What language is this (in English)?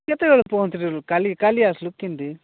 Odia